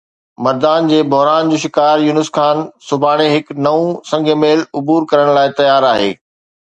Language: Sindhi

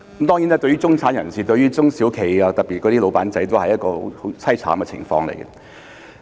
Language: Cantonese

